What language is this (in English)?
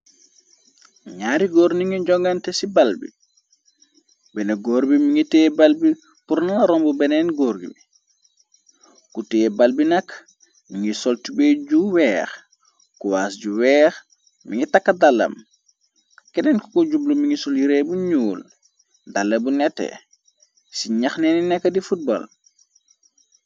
Wolof